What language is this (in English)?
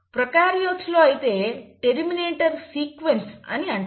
Telugu